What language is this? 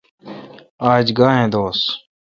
Kalkoti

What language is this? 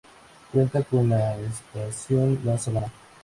Spanish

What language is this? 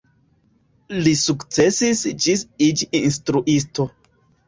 Esperanto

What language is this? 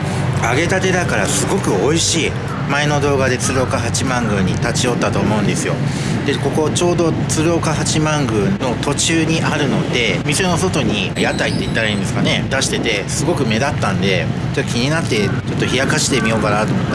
Japanese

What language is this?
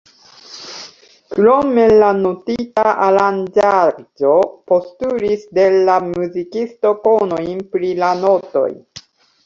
Esperanto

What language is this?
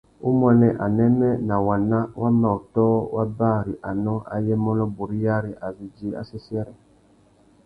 Tuki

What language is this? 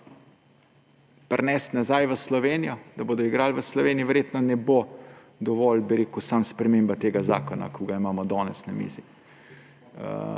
Slovenian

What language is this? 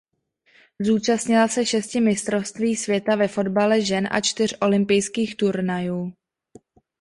Czech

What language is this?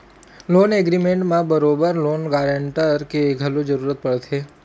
Chhattisgarhi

